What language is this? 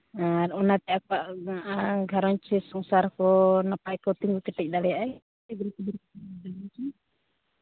Santali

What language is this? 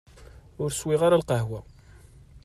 Kabyle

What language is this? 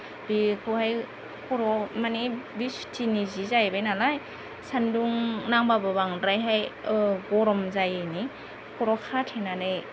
Bodo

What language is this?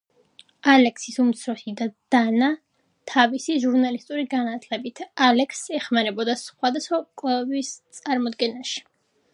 Georgian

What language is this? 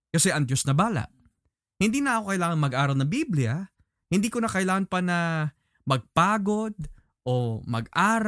Filipino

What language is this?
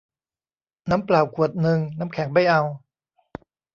Thai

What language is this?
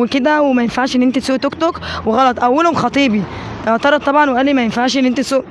Arabic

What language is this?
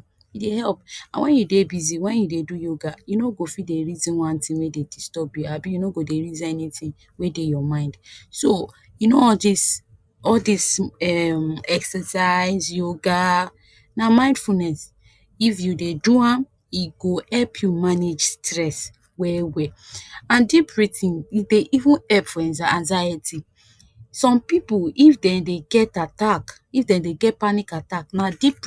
Nigerian Pidgin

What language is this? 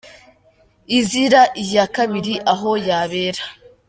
Kinyarwanda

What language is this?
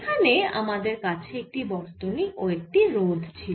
Bangla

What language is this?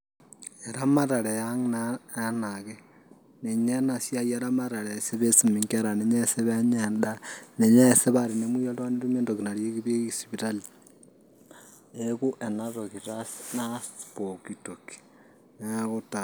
Masai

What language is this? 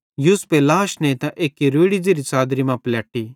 Bhadrawahi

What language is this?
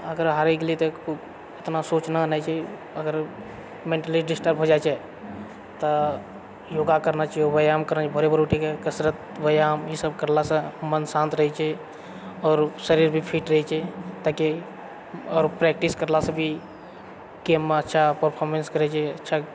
Maithili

